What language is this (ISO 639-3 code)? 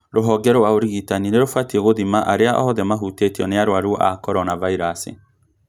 kik